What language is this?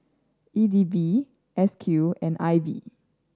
English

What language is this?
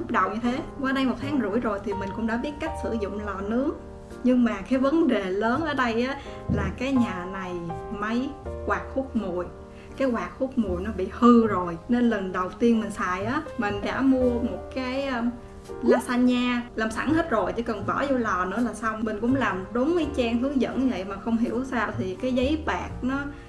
Vietnamese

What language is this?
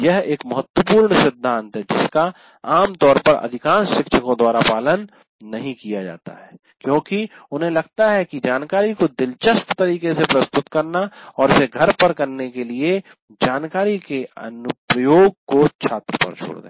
Hindi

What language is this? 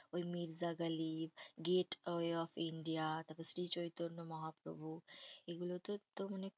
Bangla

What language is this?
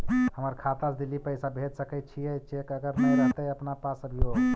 Magahi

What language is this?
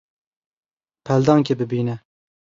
Kurdish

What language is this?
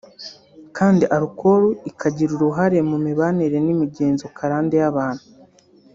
Kinyarwanda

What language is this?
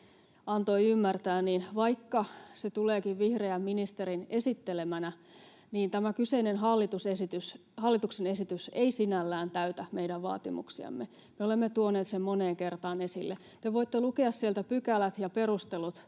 Finnish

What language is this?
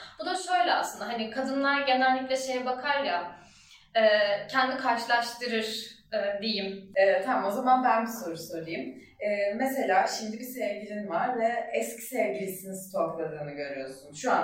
Turkish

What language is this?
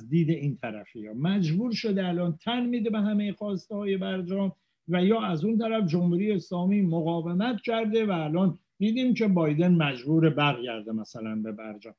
Persian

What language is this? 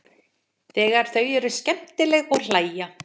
Icelandic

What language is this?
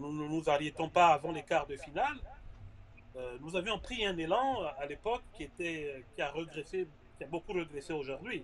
French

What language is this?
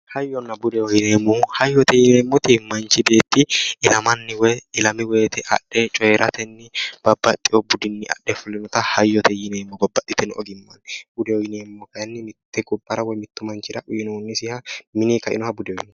Sidamo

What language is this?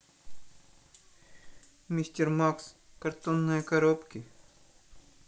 Russian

